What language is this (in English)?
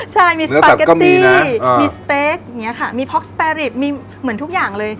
Thai